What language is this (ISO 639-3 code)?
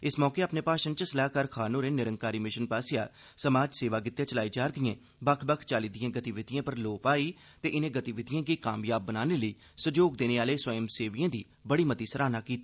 doi